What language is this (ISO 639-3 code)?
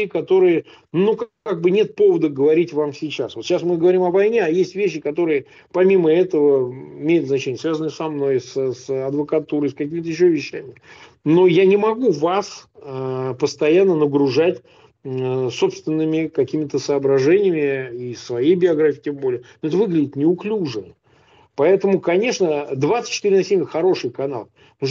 rus